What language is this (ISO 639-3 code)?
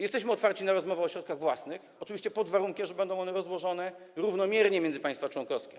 pol